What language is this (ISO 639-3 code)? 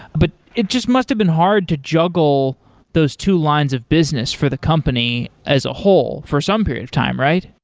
eng